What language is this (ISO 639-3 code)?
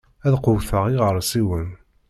kab